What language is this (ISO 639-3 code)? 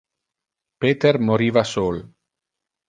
ina